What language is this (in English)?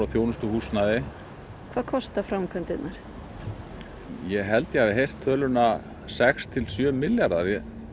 Icelandic